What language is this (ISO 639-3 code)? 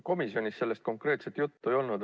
est